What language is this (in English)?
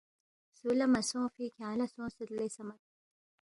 Balti